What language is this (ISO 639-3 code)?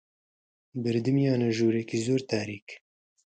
ckb